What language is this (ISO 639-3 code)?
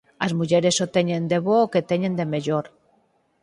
glg